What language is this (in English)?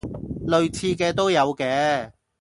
Cantonese